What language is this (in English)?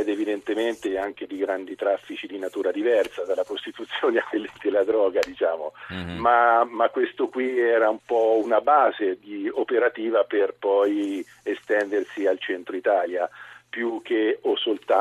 Italian